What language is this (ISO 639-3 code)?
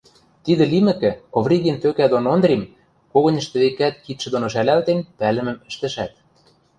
mrj